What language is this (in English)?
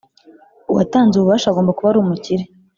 Kinyarwanda